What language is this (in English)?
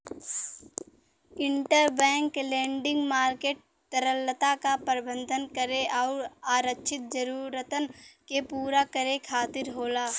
Bhojpuri